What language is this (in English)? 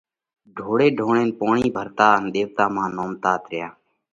Parkari Koli